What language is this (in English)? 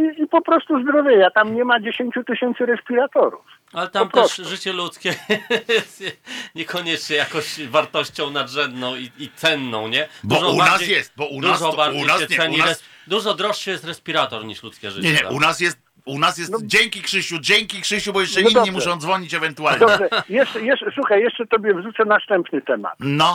Polish